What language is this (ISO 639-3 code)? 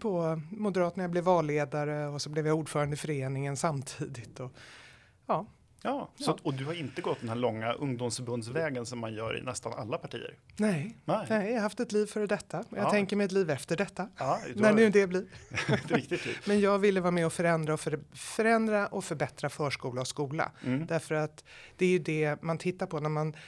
swe